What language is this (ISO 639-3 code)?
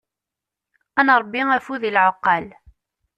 kab